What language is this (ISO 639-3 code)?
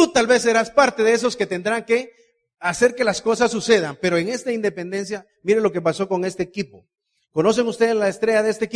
spa